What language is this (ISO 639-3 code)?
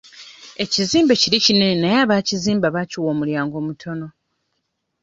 lug